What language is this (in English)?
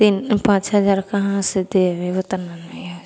Maithili